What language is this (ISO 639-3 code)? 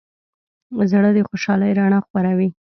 pus